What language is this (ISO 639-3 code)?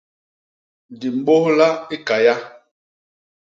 bas